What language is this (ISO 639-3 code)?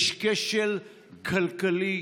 heb